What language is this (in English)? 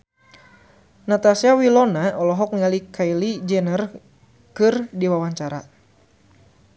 Sundanese